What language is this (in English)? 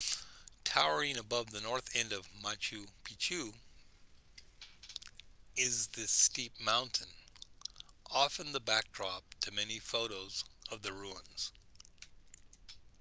English